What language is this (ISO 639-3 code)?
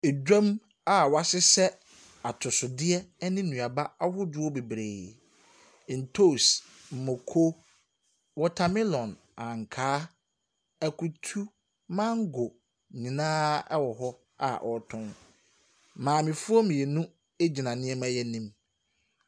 aka